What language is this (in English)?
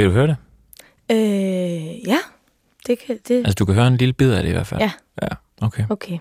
Danish